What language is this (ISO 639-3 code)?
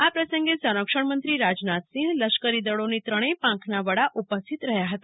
guj